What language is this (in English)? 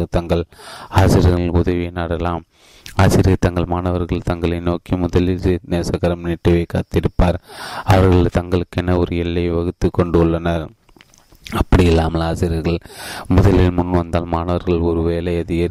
Tamil